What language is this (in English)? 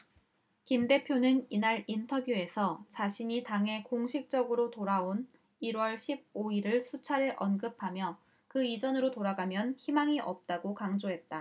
Korean